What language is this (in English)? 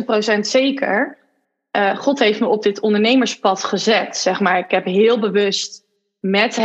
Dutch